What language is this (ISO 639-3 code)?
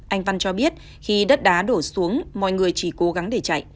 vie